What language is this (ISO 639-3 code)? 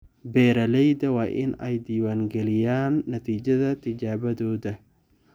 som